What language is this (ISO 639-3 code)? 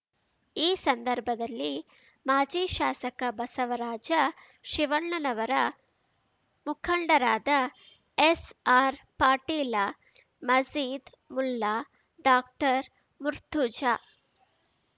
kan